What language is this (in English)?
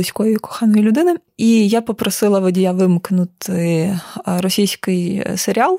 Ukrainian